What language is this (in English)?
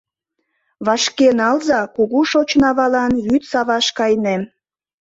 Mari